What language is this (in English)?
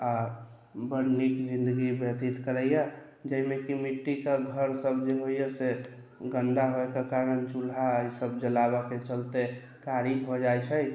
Maithili